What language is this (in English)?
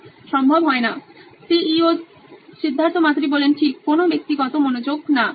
Bangla